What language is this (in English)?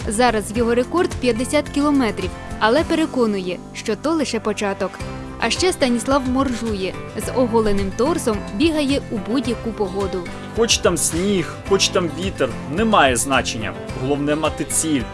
Ukrainian